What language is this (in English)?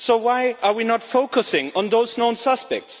English